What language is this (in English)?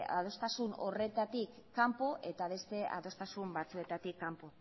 Basque